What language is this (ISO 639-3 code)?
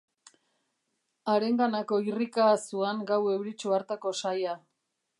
eus